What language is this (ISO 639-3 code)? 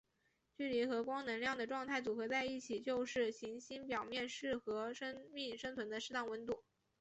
zho